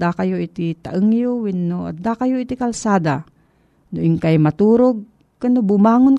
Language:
Filipino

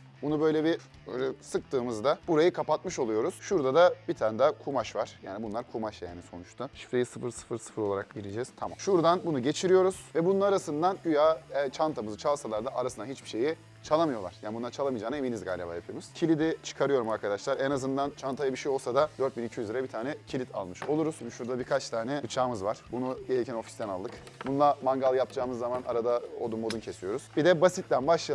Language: Turkish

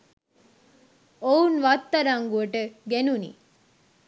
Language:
Sinhala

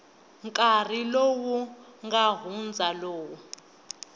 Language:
Tsonga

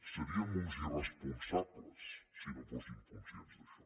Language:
Catalan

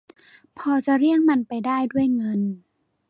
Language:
Thai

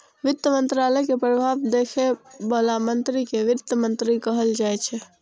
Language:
Maithili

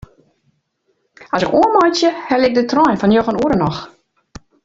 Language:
Western Frisian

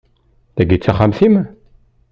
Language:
Kabyle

